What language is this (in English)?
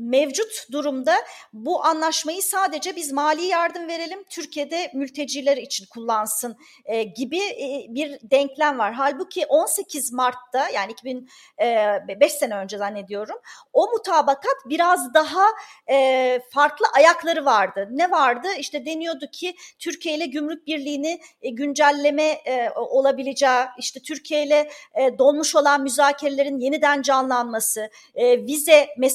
Turkish